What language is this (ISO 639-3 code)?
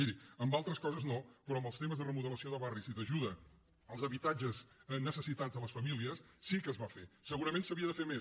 cat